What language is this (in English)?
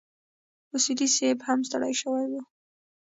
Pashto